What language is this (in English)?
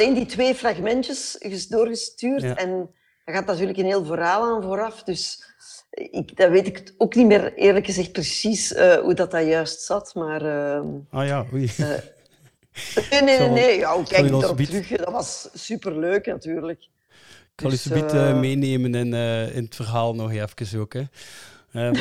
Dutch